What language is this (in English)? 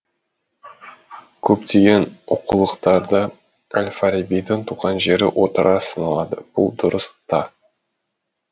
Kazakh